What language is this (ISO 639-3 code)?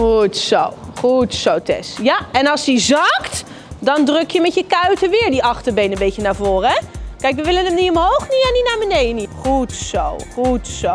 nld